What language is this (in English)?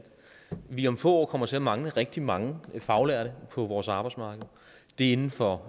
Danish